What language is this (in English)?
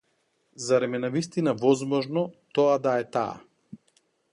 Macedonian